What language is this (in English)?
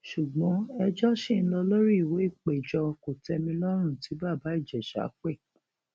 Yoruba